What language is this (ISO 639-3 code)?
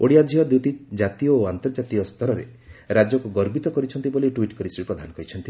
ori